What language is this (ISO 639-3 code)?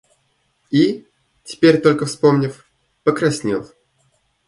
rus